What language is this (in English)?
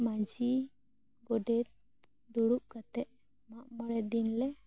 Santali